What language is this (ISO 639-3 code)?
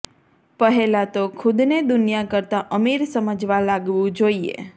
guj